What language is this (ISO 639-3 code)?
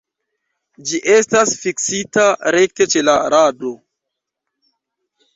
epo